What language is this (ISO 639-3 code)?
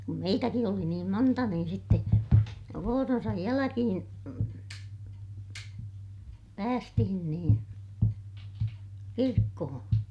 fin